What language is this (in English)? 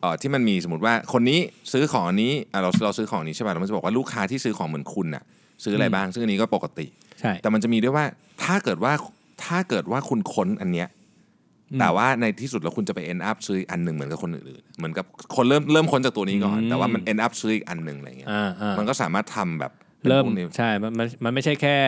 Thai